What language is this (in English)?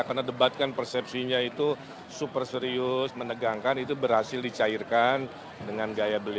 Indonesian